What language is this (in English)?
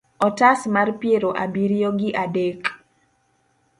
Luo (Kenya and Tanzania)